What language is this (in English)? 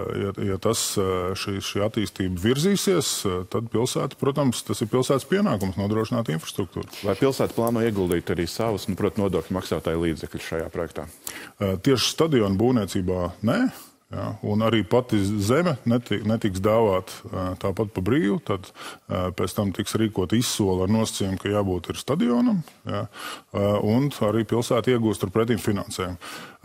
Latvian